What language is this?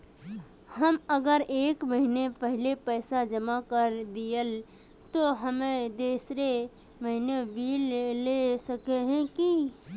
Magahi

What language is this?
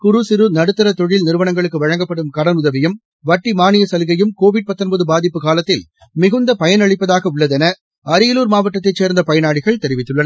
Tamil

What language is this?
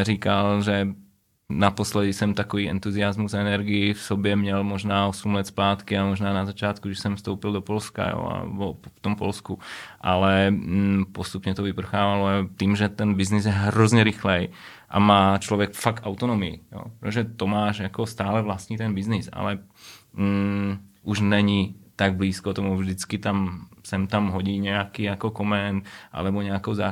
Czech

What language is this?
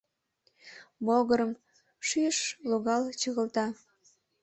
Mari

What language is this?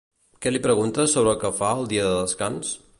Catalan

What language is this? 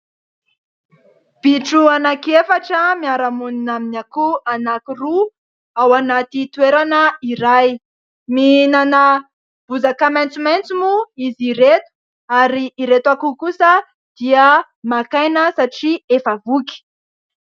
Malagasy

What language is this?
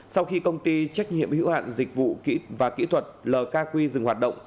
Vietnamese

